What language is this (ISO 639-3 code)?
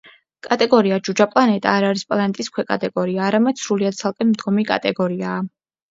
kat